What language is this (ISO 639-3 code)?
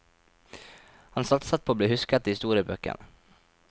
nor